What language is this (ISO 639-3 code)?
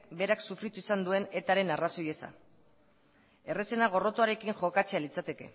eus